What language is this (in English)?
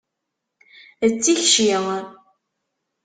Kabyle